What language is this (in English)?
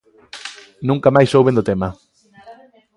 Galician